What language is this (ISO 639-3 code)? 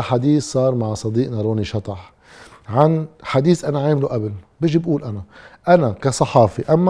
ara